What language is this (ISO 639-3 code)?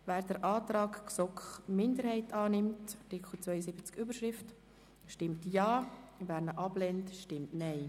gsw